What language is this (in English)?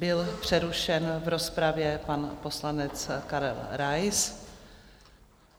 Czech